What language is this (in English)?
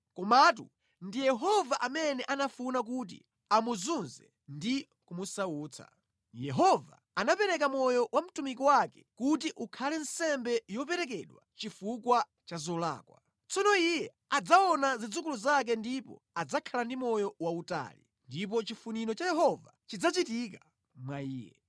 Nyanja